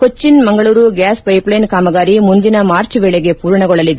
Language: Kannada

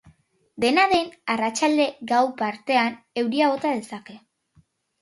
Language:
Basque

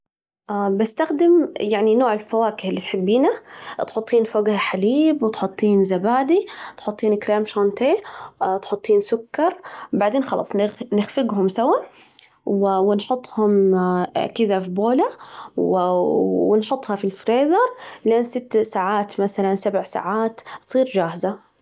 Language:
Najdi Arabic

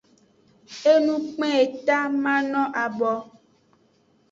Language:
Aja (Benin)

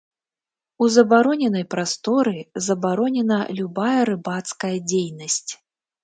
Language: Belarusian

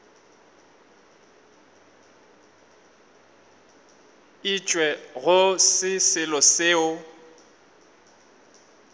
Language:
Northern Sotho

